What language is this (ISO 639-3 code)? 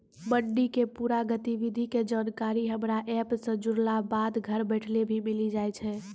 mai